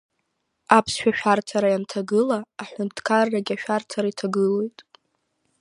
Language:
Abkhazian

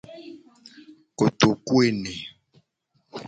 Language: Gen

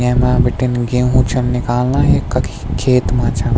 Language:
Garhwali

